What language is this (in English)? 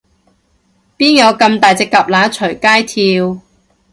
Cantonese